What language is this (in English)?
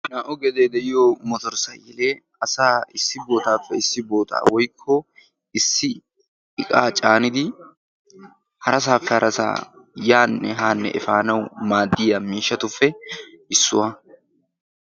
Wolaytta